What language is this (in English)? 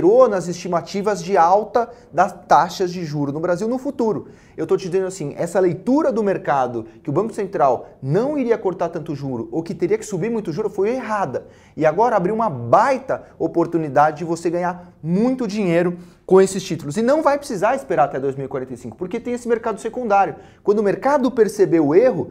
Portuguese